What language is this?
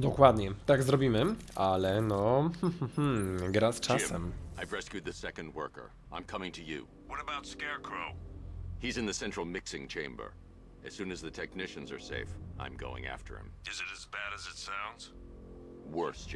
Polish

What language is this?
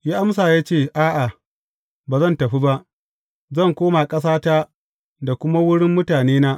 Hausa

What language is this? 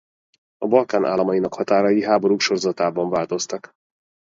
Hungarian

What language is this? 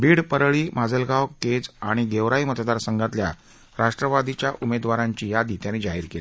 Marathi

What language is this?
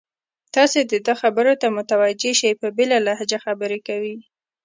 Pashto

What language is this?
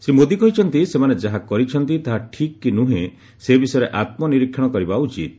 Odia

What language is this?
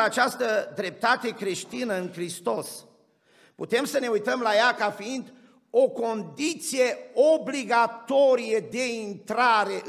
Romanian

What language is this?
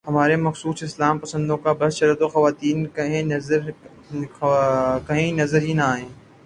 Urdu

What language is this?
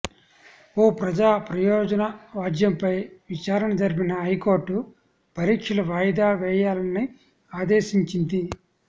Telugu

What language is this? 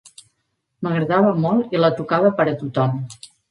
Catalan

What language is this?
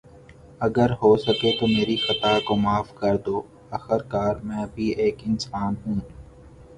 Urdu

